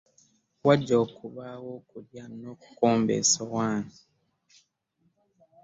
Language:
Ganda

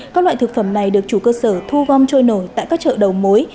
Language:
Vietnamese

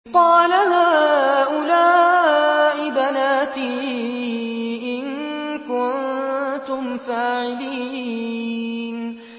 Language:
Arabic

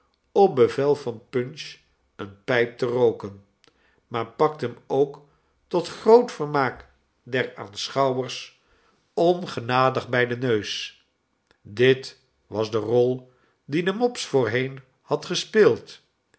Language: Dutch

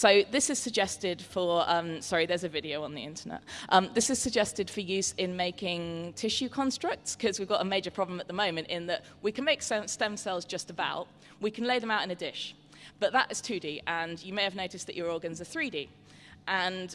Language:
English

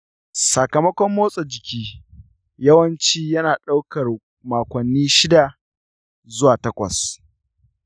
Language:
Hausa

